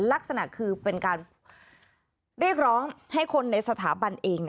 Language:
Thai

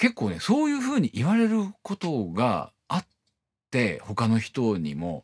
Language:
Japanese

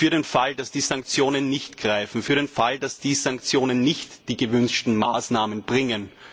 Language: German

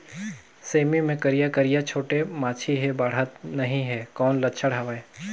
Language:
Chhattisgarhi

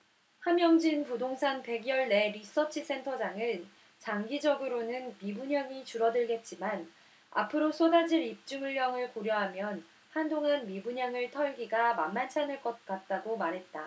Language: Korean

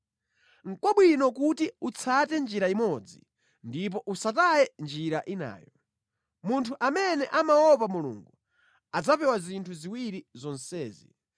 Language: Nyanja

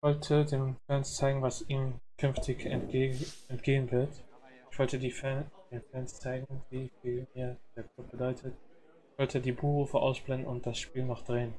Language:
German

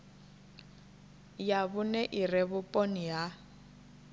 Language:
Venda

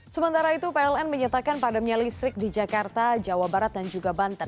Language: Indonesian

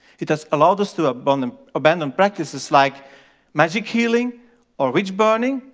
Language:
English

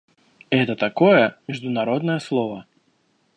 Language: Russian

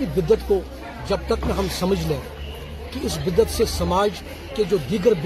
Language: Urdu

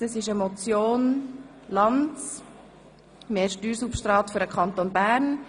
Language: Swiss German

